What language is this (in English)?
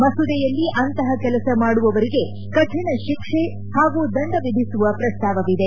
Kannada